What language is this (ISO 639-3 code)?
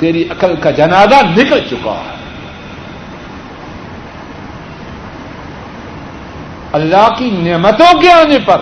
urd